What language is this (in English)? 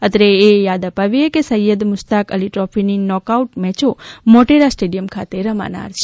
Gujarati